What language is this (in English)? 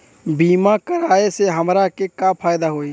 Bhojpuri